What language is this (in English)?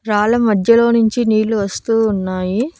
Telugu